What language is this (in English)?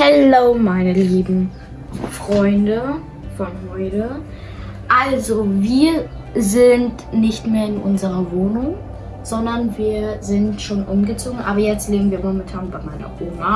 German